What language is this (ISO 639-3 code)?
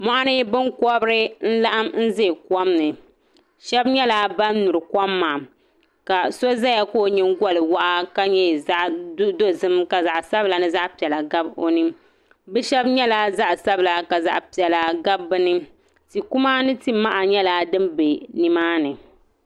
dag